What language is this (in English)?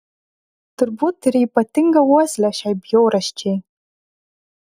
Lithuanian